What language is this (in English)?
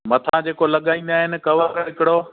Sindhi